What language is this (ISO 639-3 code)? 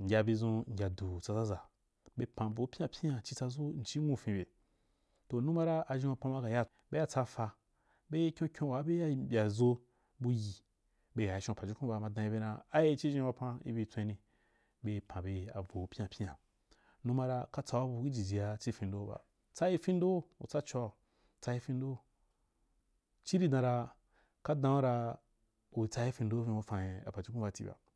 juk